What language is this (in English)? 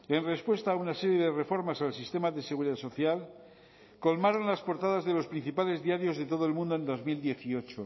Spanish